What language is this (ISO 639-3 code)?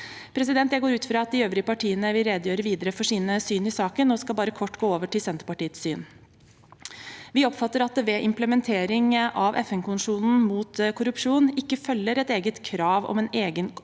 nor